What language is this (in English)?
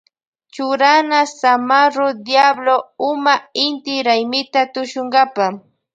Loja Highland Quichua